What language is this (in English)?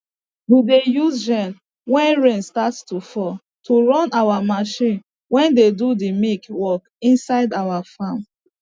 Nigerian Pidgin